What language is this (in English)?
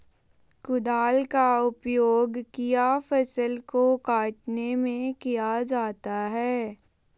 Magahi